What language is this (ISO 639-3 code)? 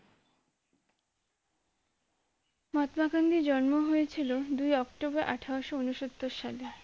ben